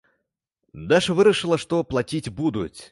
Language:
Belarusian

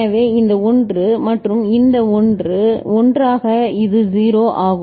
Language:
Tamil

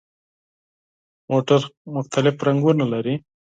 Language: Pashto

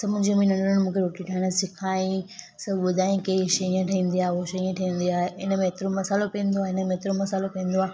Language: Sindhi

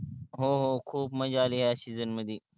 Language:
Marathi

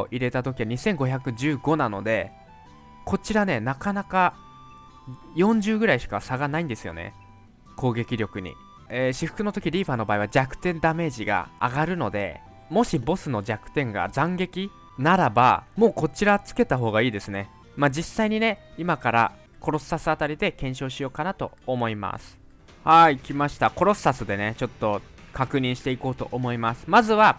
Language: Japanese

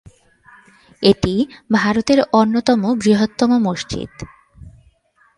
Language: Bangla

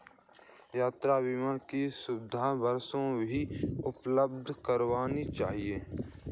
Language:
Hindi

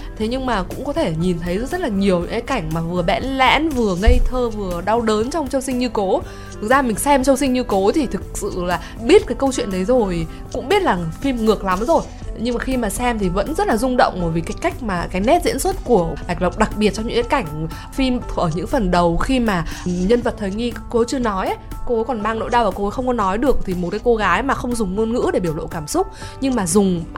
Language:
Vietnamese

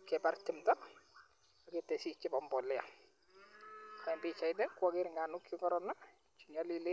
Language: Kalenjin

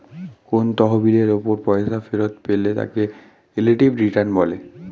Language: Bangla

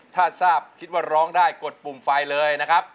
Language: Thai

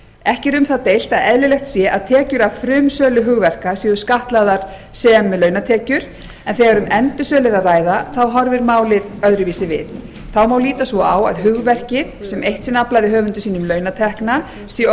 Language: Icelandic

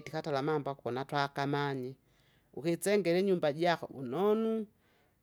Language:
Kinga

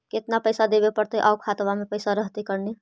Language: Magahi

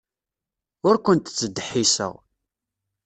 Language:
Kabyle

